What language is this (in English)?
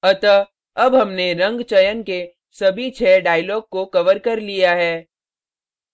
Hindi